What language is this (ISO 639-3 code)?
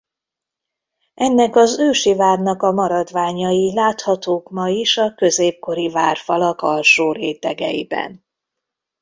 hun